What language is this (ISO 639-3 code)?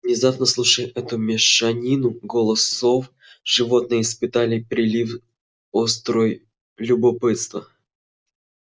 rus